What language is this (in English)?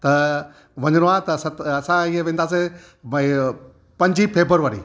Sindhi